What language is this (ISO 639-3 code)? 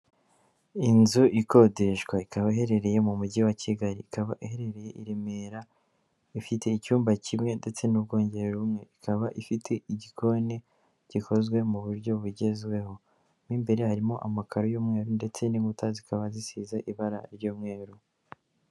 kin